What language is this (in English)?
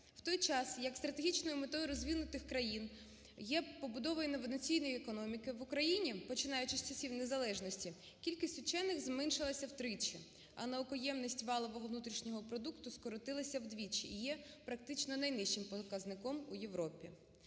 Ukrainian